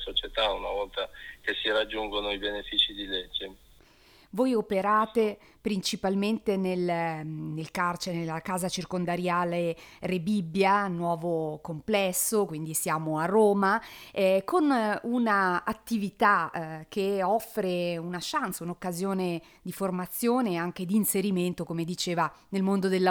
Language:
Italian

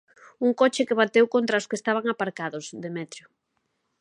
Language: Galician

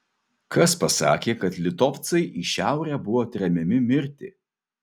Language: Lithuanian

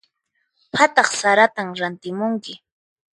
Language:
Puno Quechua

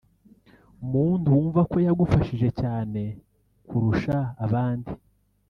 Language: Kinyarwanda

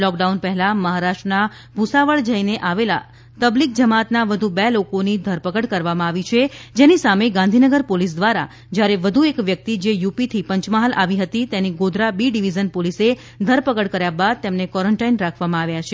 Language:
Gujarati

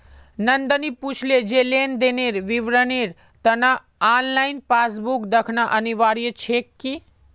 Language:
Magahi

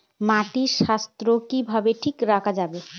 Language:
Bangla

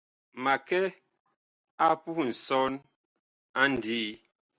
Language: Bakoko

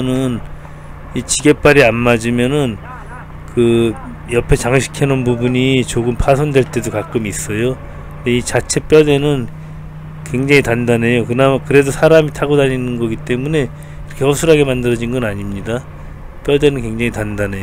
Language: Korean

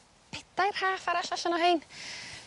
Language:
Welsh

